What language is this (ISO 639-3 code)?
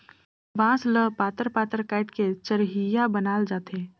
hne